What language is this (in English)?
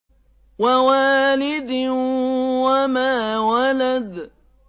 Arabic